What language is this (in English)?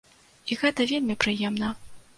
Belarusian